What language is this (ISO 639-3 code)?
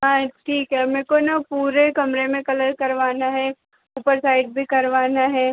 hin